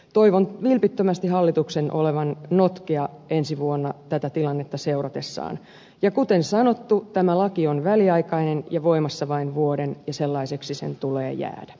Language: Finnish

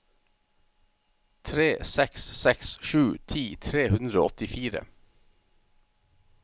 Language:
Norwegian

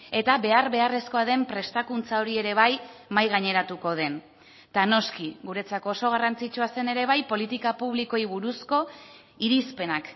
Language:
Basque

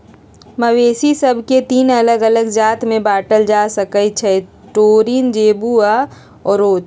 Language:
Magahi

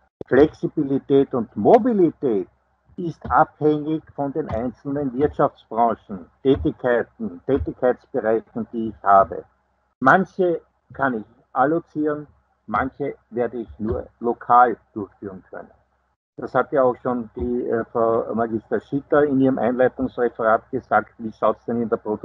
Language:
German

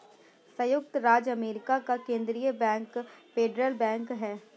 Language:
Hindi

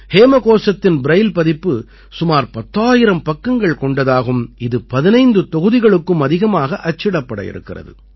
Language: Tamil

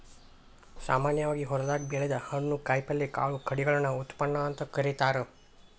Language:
Kannada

